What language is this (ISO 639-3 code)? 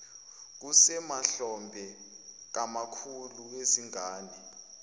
zul